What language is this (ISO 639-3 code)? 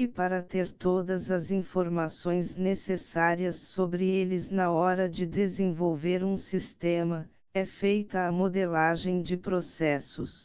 por